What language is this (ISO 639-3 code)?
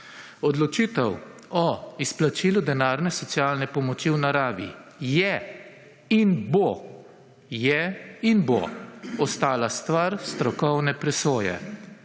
slv